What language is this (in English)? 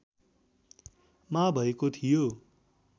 Nepali